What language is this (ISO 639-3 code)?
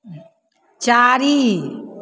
mai